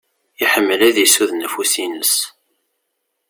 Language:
Kabyle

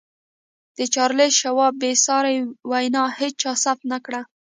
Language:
Pashto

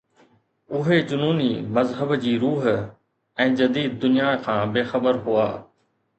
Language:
Sindhi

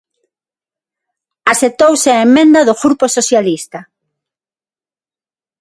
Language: Galician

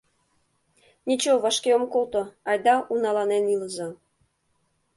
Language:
Mari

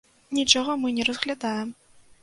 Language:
Belarusian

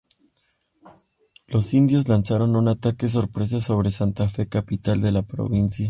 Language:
Spanish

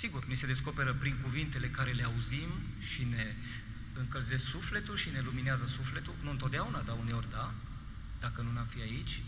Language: Romanian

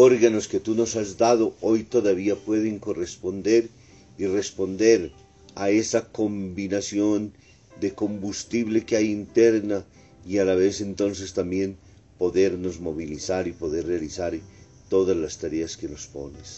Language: Spanish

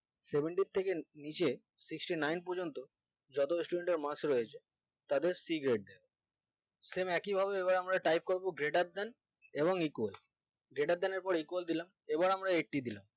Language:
Bangla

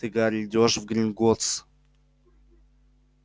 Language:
Russian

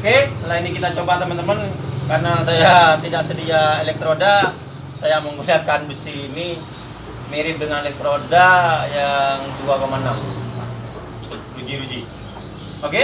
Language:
Indonesian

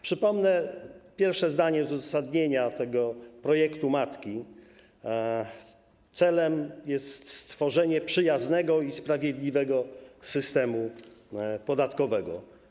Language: Polish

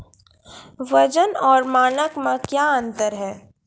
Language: Maithili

